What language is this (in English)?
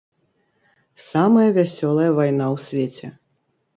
Belarusian